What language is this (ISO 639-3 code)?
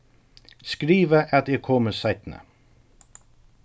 fao